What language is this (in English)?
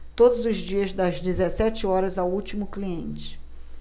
Portuguese